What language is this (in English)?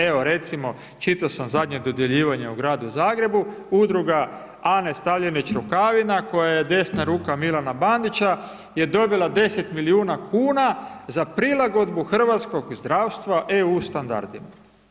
Croatian